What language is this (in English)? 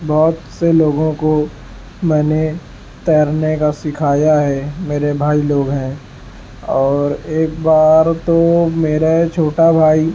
Urdu